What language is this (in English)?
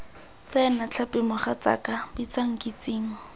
Tswana